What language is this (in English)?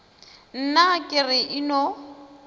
Northern Sotho